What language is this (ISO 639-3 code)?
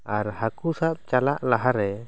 sat